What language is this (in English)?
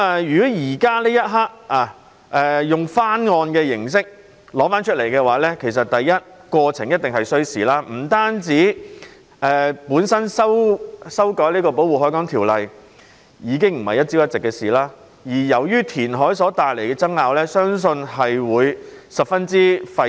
Cantonese